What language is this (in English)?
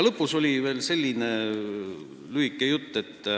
Estonian